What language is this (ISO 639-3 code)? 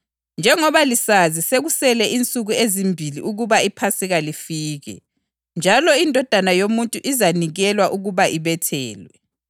nde